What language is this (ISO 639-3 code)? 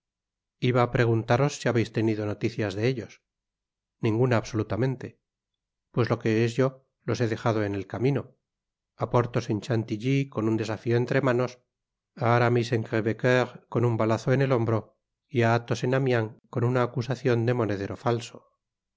spa